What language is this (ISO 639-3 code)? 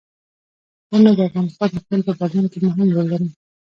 pus